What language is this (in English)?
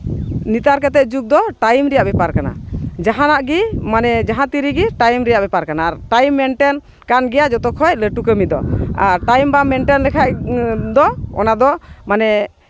Santali